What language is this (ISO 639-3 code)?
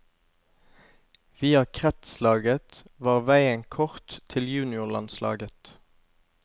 nor